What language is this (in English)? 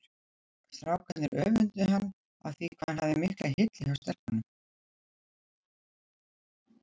Icelandic